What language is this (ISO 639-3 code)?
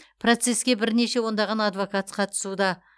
kaz